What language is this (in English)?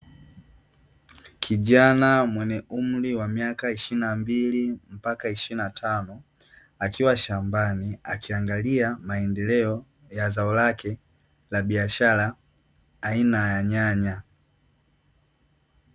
Swahili